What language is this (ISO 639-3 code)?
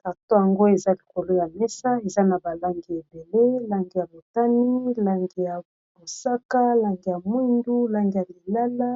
lin